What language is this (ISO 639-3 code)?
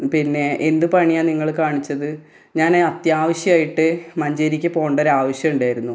mal